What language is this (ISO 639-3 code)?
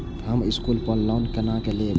mai